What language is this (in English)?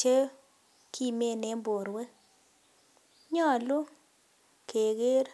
Kalenjin